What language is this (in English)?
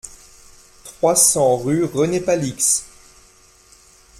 French